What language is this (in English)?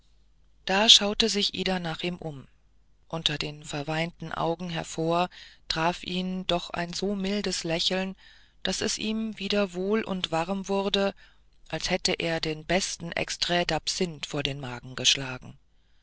German